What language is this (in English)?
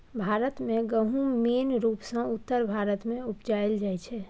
Maithili